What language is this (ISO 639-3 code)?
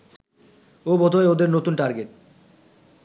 ben